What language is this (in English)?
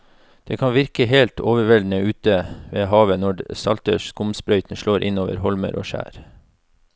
Norwegian